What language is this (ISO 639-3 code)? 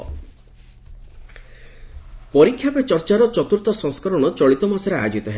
ori